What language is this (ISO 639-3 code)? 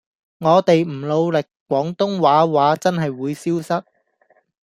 yue